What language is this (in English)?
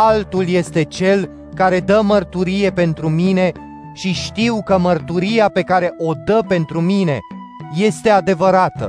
Romanian